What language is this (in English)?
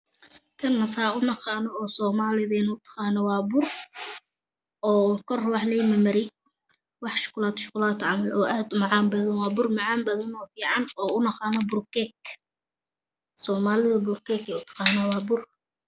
Somali